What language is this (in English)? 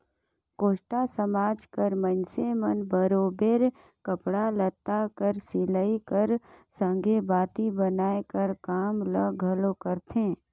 Chhattisgarhi